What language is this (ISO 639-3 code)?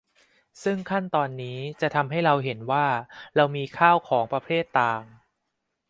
tha